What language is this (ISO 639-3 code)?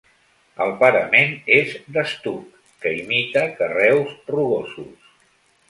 cat